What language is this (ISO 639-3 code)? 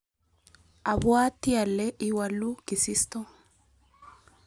kln